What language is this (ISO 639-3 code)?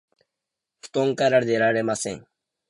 jpn